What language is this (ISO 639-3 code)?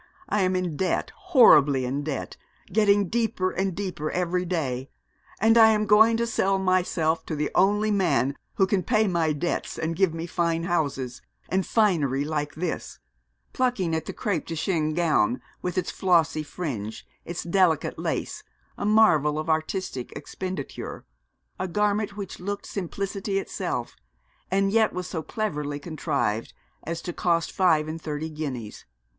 eng